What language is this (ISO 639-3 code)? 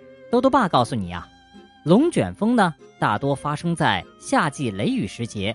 zho